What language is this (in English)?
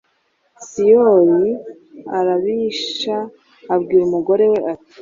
Kinyarwanda